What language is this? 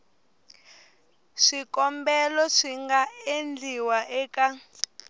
Tsonga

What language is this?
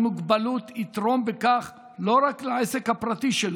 Hebrew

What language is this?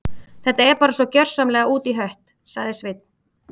Icelandic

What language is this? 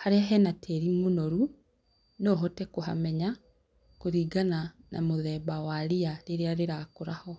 Kikuyu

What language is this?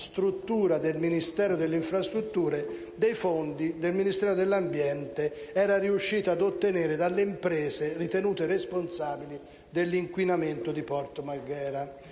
Italian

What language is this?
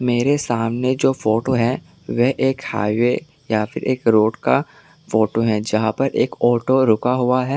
Hindi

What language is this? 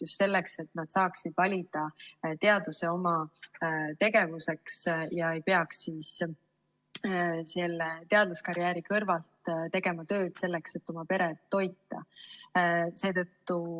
Estonian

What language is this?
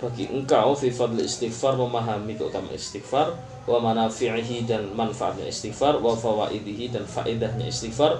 Malay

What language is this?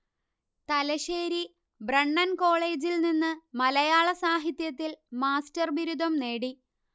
Malayalam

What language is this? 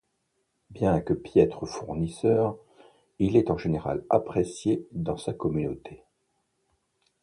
French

